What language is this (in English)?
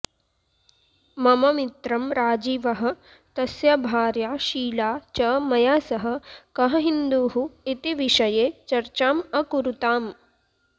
Sanskrit